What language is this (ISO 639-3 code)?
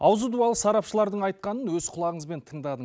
kaz